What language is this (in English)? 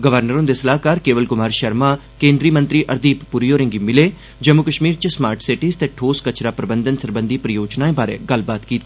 Dogri